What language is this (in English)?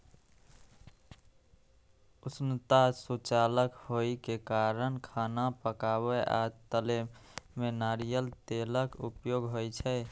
Maithili